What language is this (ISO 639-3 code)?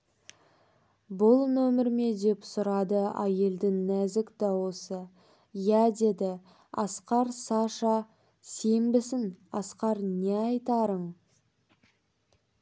kaz